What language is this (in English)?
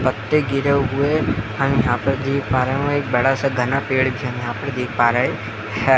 Hindi